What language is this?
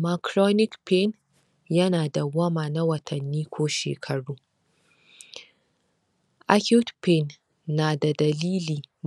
Hausa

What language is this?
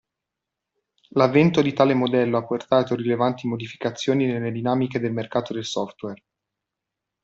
Italian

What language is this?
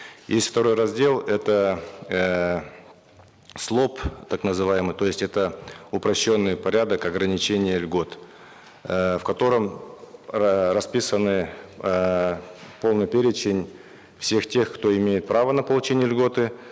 Kazakh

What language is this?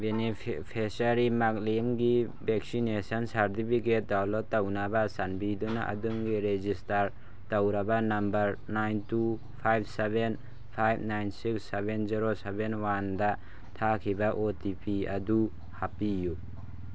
Manipuri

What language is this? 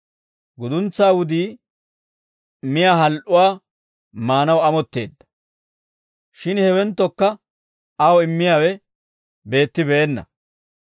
Dawro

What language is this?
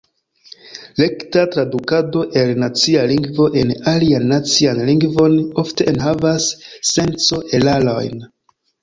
Esperanto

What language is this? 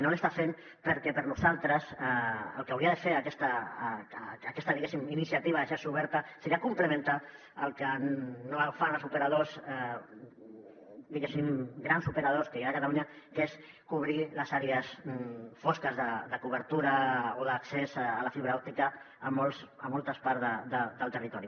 Catalan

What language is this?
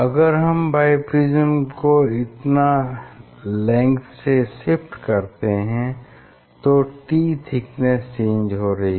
Hindi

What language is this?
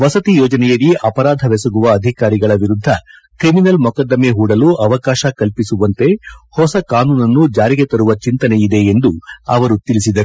Kannada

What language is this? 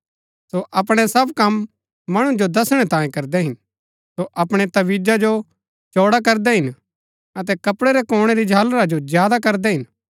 Gaddi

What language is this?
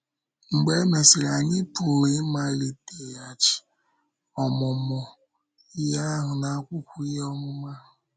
Igbo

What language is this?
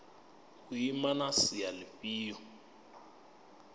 Venda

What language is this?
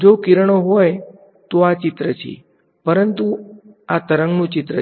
Gujarati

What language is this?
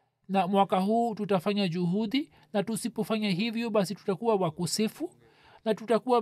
Swahili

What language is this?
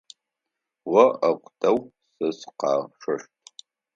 Adyghe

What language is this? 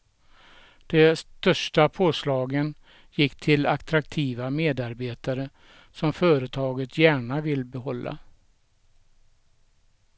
Swedish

